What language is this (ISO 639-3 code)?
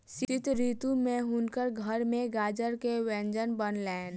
mai